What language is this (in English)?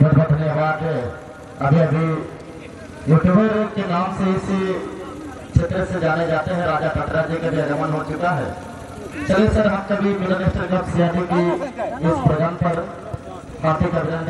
Indonesian